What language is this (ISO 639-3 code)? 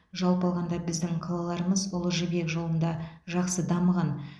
kaz